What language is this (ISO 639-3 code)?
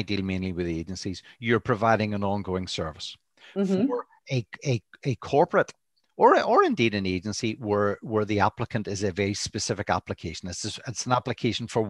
eng